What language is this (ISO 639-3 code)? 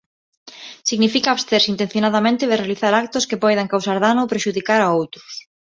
glg